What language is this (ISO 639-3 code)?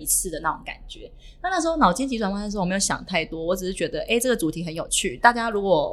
zho